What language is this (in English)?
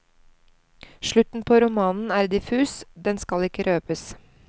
Norwegian